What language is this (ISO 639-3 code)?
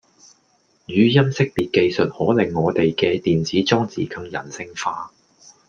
yue